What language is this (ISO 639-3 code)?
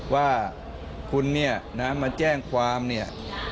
tha